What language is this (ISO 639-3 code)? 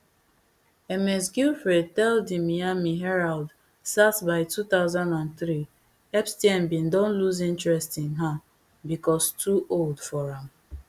pcm